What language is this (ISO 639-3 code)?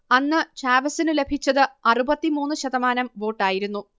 mal